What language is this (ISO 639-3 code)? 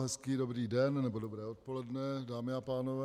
ces